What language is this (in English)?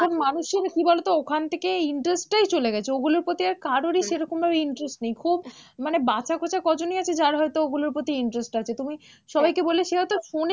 Bangla